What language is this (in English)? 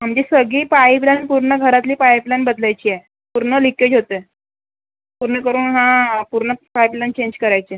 Marathi